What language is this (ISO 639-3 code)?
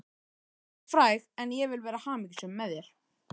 isl